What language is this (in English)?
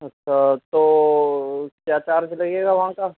Urdu